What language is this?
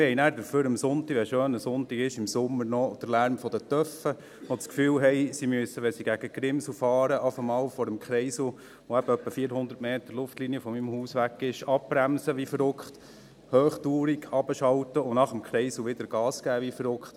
Swiss German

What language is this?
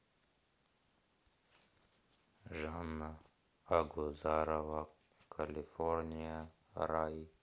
Russian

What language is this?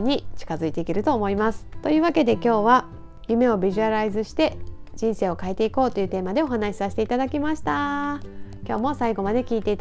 Japanese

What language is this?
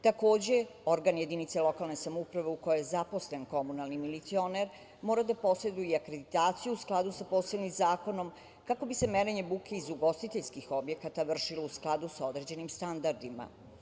Serbian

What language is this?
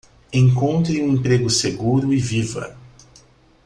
Portuguese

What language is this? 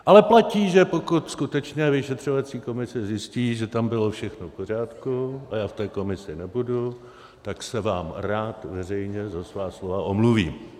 Czech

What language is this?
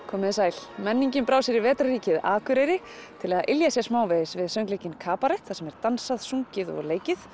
Icelandic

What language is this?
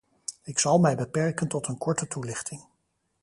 Dutch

